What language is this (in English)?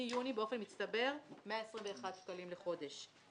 Hebrew